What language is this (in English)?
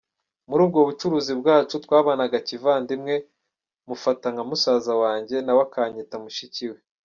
Kinyarwanda